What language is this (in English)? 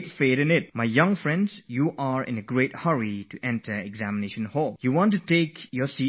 English